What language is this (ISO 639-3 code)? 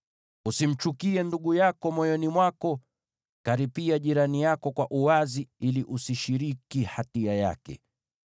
swa